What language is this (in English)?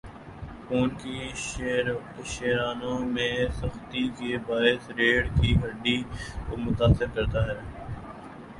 Urdu